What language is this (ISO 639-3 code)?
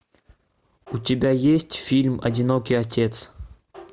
rus